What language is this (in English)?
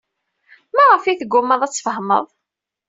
Kabyle